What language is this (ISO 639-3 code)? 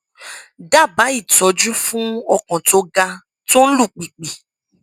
yor